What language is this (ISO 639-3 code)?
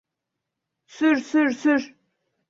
tur